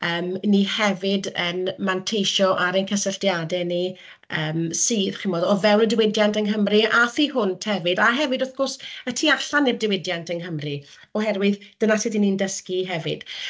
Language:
Welsh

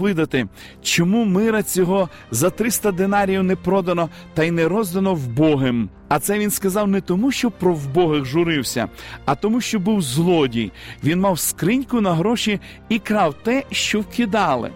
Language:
Ukrainian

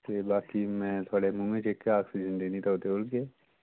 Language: Dogri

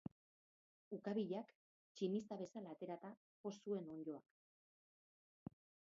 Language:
Basque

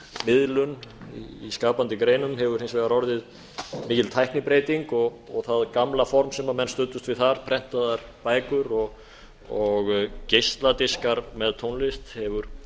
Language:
Icelandic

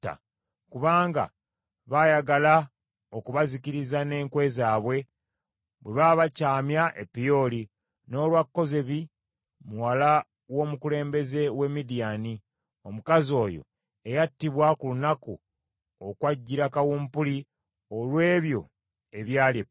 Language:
Ganda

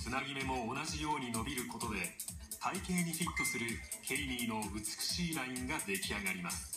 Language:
Japanese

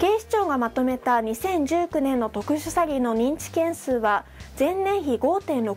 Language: Japanese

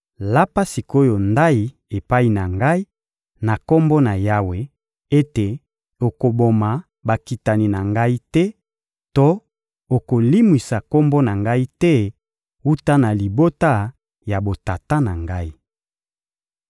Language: Lingala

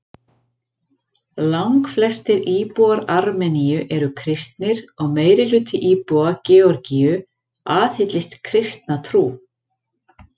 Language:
Icelandic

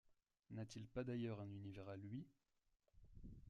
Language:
French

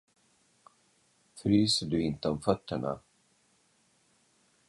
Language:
Swedish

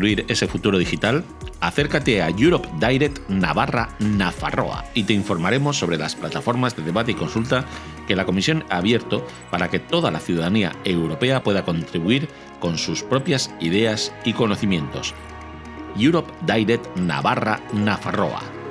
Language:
Spanish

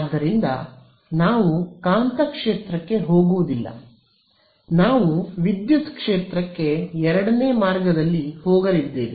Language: Kannada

